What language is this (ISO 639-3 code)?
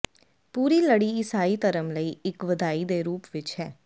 pan